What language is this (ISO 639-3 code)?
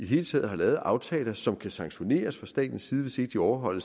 dan